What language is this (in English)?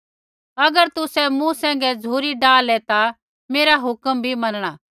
Kullu Pahari